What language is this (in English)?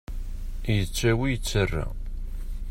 Kabyle